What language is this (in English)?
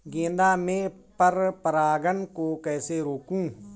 Hindi